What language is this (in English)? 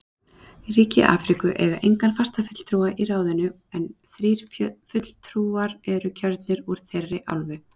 Icelandic